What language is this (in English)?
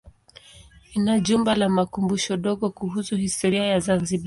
Swahili